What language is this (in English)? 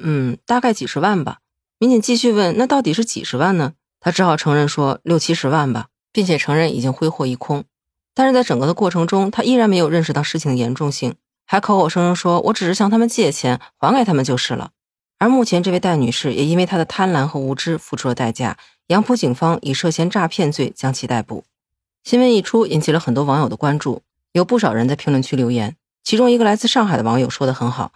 Chinese